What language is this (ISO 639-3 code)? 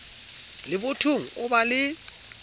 sot